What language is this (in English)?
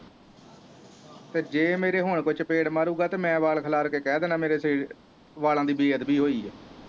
Punjabi